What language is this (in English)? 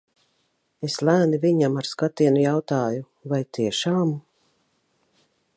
Latvian